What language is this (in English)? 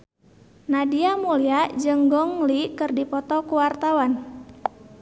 Sundanese